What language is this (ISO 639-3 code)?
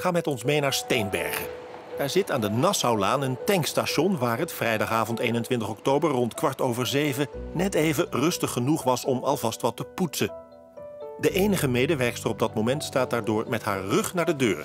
nld